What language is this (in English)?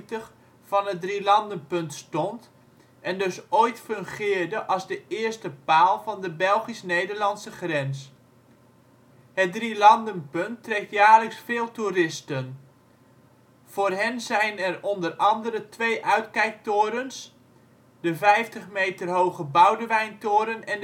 Dutch